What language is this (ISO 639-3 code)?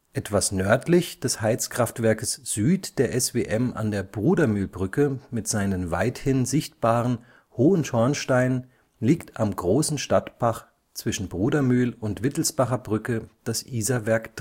deu